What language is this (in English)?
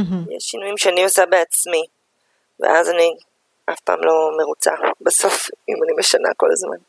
Hebrew